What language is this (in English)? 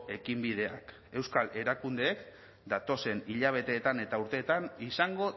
Basque